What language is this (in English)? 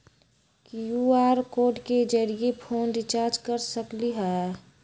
Magahi